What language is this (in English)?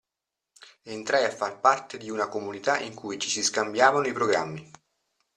Italian